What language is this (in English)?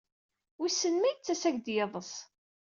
Kabyle